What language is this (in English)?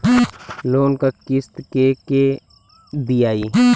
Bhojpuri